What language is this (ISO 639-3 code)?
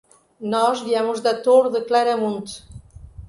por